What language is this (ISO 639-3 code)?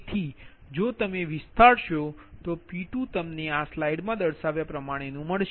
guj